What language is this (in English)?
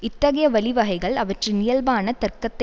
Tamil